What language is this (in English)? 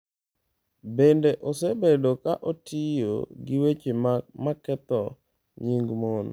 Luo (Kenya and Tanzania)